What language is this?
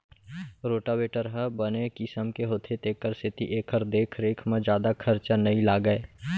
Chhattisgarhi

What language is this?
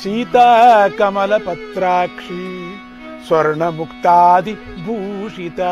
Indonesian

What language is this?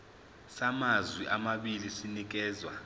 Zulu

